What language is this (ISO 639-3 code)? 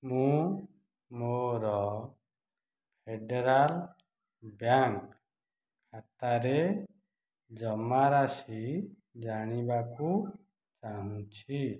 ori